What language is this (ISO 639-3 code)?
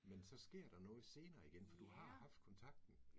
dan